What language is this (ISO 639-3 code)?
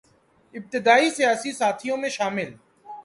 urd